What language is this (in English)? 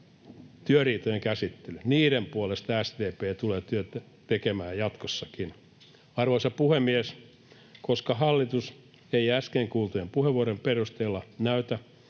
Finnish